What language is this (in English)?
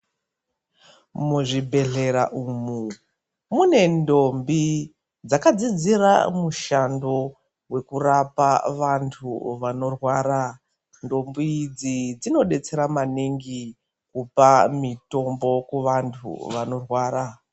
Ndau